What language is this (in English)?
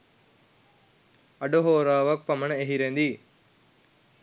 Sinhala